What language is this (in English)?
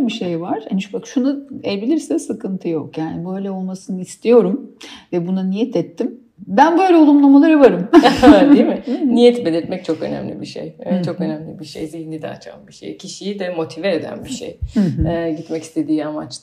Turkish